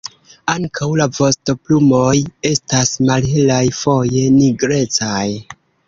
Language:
Esperanto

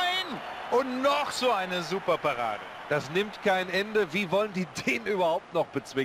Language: German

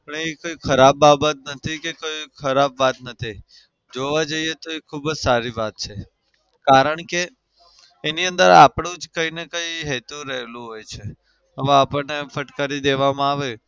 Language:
Gujarati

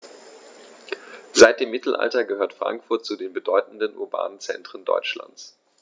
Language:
German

